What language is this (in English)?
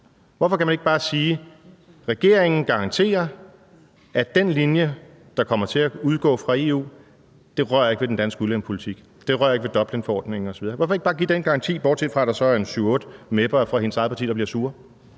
Danish